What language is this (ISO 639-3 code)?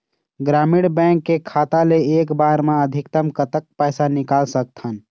hne